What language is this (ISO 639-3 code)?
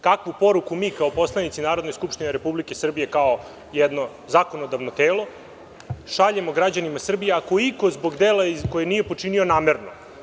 srp